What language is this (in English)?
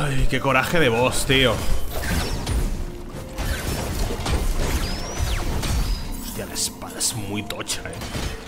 Spanish